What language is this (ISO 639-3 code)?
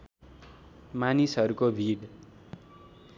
nep